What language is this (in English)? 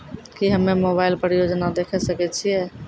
Maithili